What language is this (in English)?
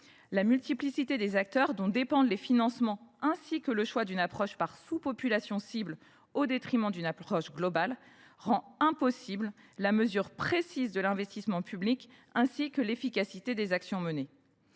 French